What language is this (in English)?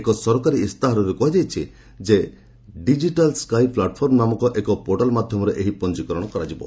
Odia